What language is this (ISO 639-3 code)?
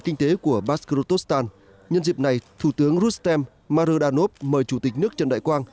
vie